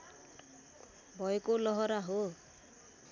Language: Nepali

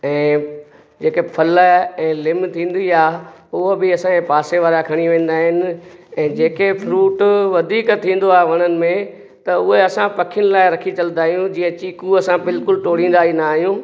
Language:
Sindhi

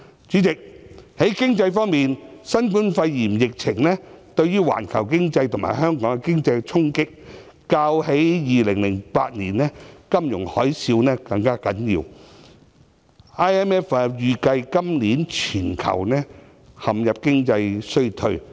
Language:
Cantonese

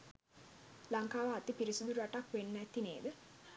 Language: Sinhala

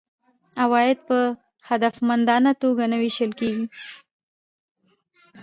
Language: Pashto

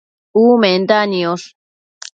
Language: Matsés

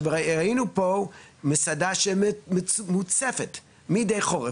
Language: Hebrew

